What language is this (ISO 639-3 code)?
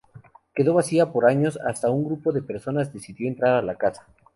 spa